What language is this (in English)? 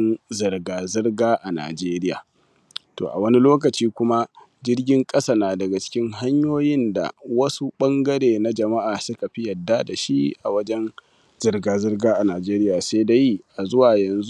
Hausa